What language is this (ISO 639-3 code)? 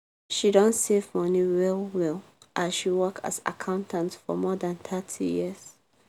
pcm